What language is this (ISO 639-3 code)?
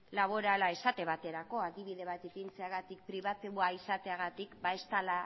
eus